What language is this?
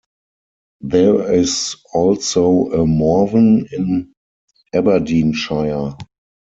English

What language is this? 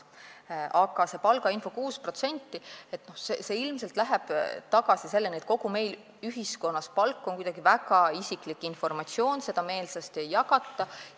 Estonian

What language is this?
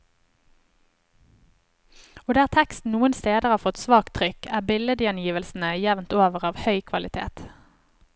Norwegian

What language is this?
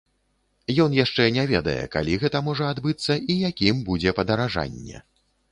Belarusian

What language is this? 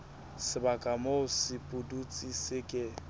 Southern Sotho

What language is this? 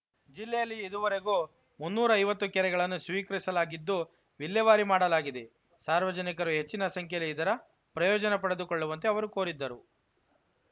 Kannada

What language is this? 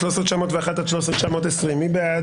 Hebrew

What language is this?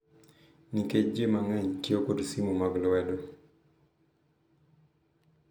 Luo (Kenya and Tanzania)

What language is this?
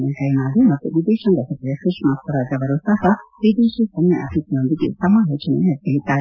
Kannada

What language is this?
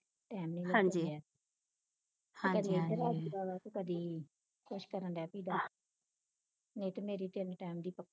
Punjabi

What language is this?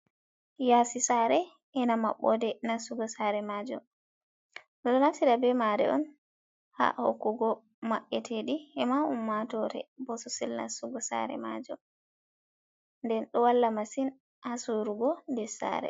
Fula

